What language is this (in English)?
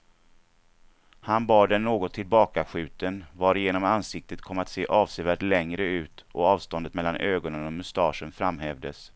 Swedish